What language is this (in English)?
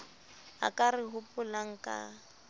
Southern Sotho